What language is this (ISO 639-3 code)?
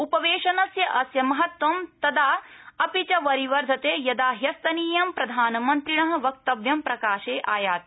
san